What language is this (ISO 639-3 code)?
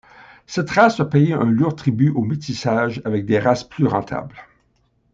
fra